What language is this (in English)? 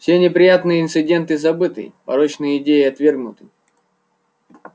Russian